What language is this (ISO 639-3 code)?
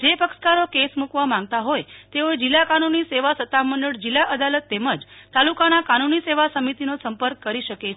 guj